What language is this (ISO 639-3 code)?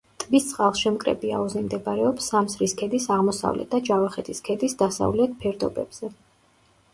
kat